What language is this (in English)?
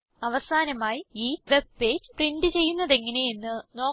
Malayalam